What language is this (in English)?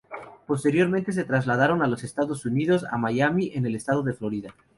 Spanish